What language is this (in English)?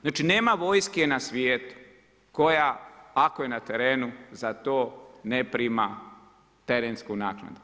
Croatian